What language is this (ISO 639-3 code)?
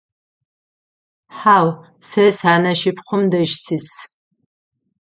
ady